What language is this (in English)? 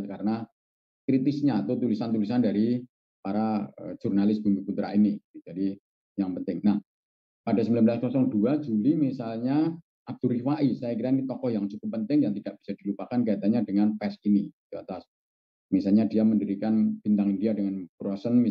Indonesian